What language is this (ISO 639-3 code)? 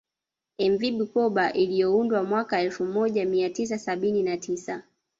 swa